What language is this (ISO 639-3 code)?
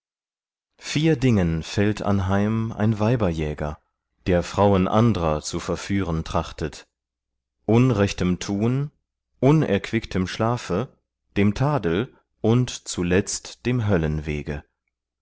deu